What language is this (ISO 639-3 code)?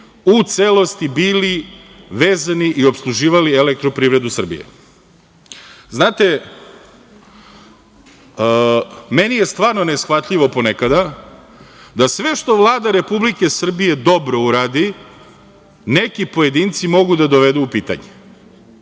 srp